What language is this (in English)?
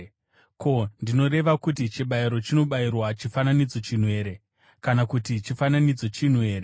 Shona